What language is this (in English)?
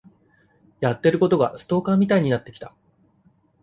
Japanese